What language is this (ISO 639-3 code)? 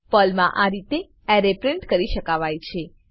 guj